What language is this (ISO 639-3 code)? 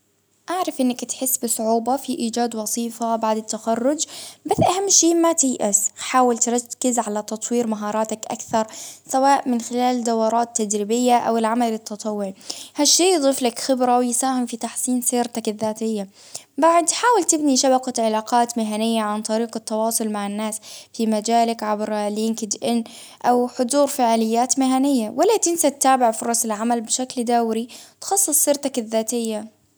abv